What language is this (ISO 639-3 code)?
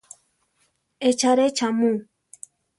tar